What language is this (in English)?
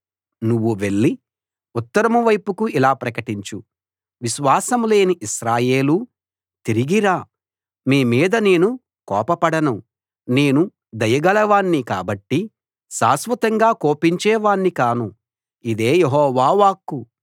Telugu